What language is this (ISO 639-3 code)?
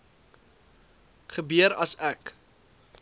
afr